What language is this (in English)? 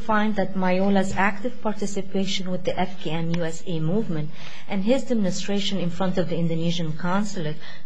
English